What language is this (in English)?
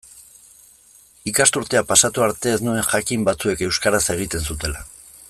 Basque